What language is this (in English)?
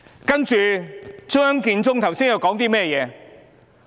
Cantonese